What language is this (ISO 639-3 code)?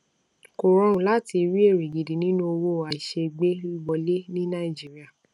yor